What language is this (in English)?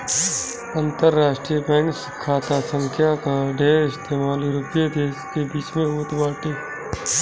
Bhojpuri